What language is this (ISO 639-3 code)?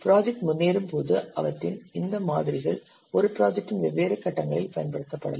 tam